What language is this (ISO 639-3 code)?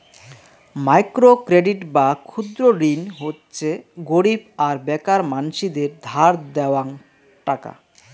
ben